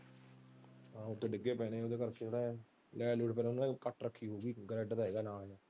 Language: Punjabi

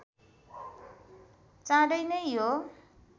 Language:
Nepali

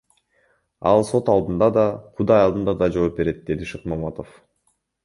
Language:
Kyrgyz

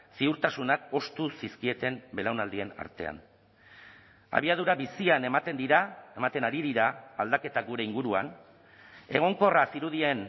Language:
Basque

